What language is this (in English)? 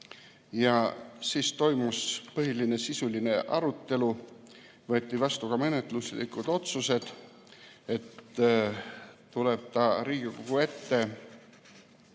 Estonian